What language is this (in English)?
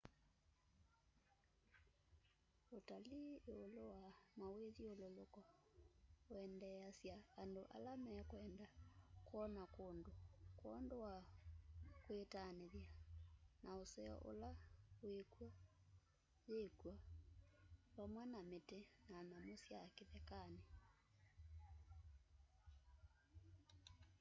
Kamba